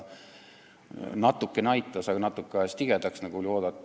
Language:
Estonian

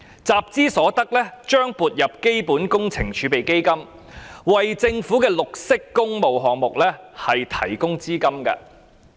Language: Cantonese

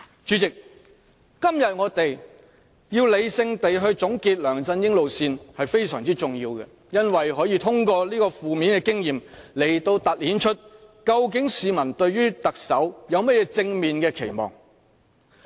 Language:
Cantonese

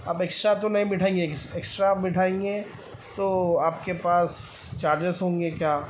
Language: Urdu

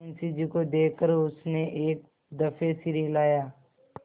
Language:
Hindi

